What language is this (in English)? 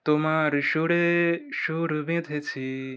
Bangla